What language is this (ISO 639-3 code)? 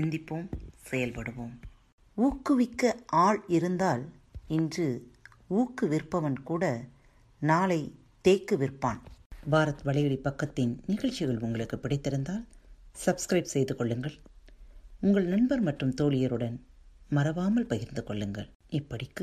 tam